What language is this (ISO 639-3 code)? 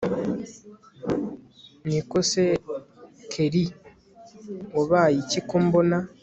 kin